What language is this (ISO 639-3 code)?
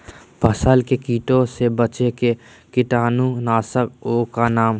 mag